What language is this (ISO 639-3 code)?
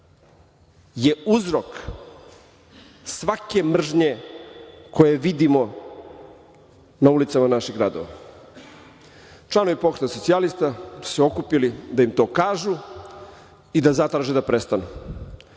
srp